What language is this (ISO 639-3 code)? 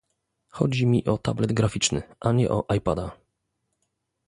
pol